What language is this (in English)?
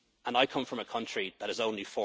English